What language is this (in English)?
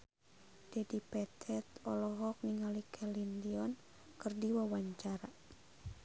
Sundanese